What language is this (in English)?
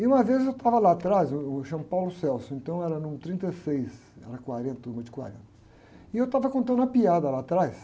Portuguese